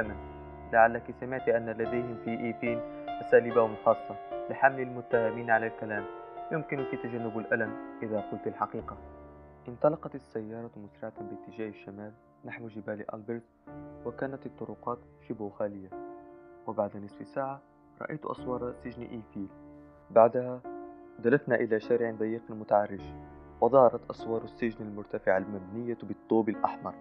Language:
Arabic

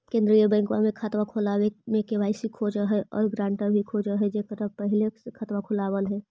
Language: Magahi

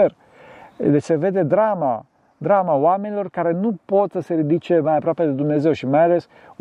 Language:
Romanian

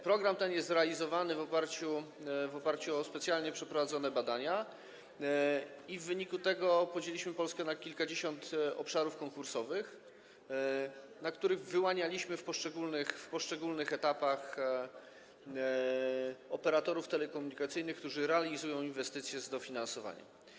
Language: Polish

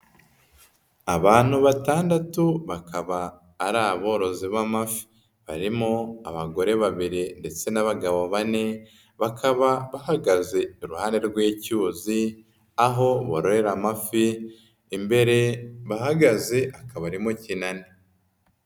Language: Kinyarwanda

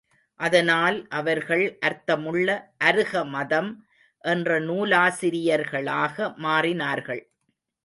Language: Tamil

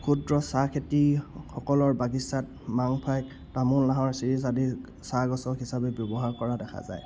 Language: Assamese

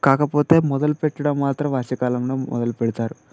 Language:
Telugu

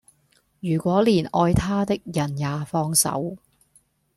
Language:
Cantonese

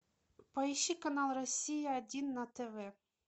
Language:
Russian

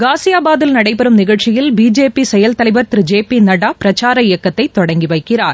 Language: Tamil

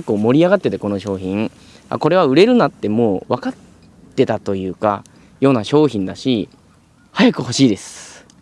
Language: Japanese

